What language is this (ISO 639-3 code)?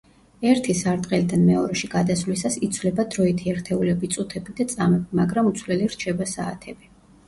kat